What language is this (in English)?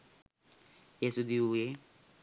Sinhala